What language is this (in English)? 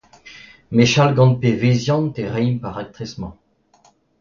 Breton